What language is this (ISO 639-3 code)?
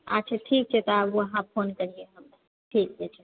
mai